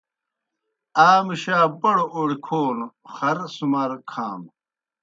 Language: Kohistani Shina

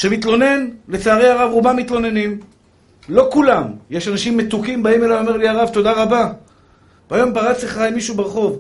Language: Hebrew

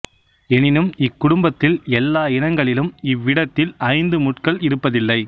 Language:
Tamil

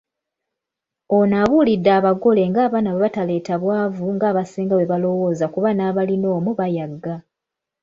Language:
Ganda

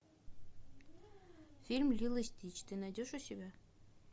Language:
Russian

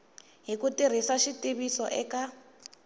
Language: Tsonga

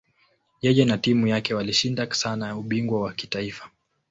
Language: Swahili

